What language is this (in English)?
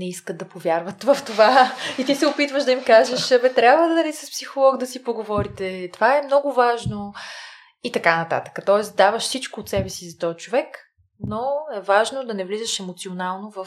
Bulgarian